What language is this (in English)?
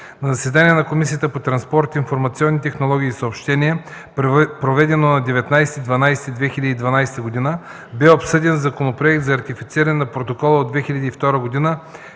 Bulgarian